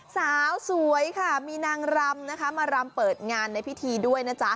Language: Thai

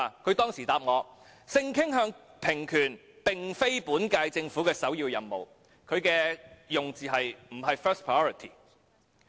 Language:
Cantonese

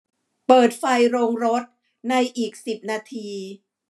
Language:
Thai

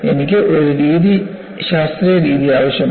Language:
Malayalam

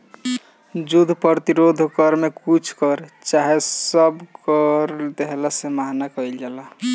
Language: Bhojpuri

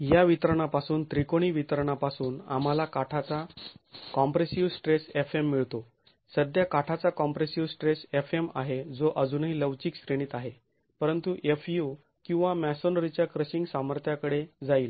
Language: Marathi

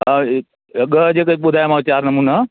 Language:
Sindhi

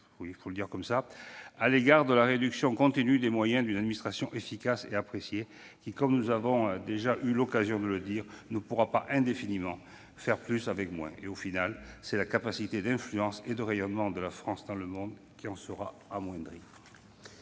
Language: French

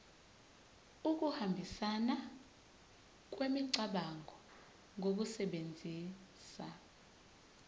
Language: Zulu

